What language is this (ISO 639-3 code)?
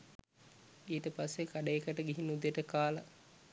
sin